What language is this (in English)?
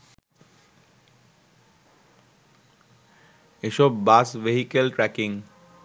Bangla